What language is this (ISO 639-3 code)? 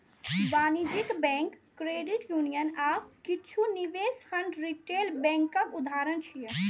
mai